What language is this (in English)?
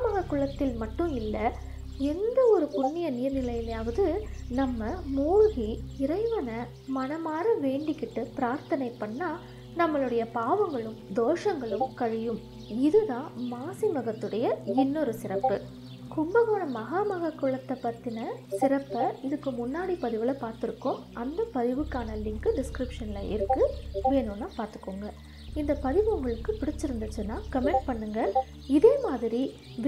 Tamil